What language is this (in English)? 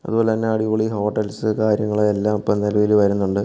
Malayalam